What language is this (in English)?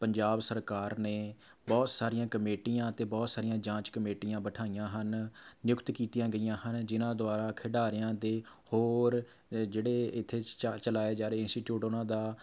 Punjabi